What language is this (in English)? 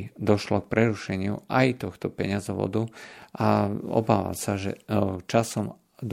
Slovak